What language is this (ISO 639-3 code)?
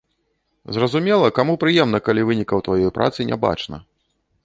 bel